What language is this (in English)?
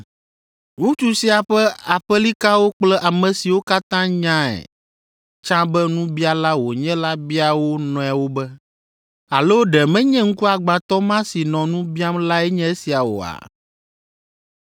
Ewe